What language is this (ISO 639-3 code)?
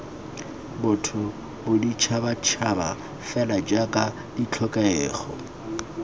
tsn